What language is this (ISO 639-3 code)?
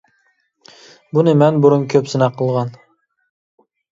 uig